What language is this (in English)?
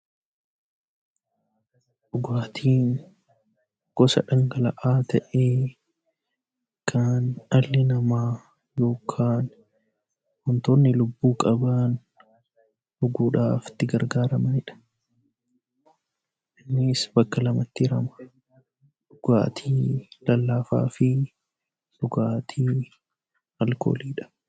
Oromo